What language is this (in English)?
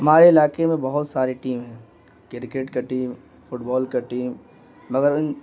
Urdu